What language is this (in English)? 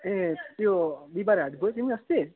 Nepali